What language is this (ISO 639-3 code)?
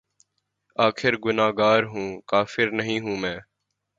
urd